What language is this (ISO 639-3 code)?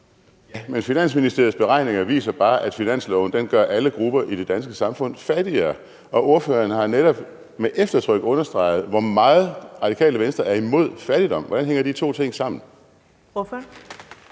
dan